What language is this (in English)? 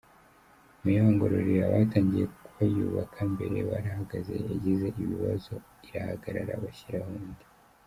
Kinyarwanda